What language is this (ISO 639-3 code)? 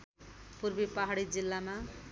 nep